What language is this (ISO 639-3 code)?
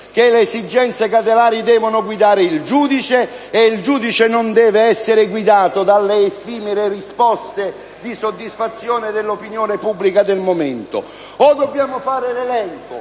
ita